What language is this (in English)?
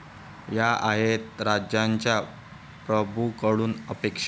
Marathi